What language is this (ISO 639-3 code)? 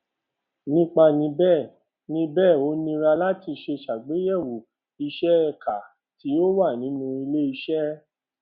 yor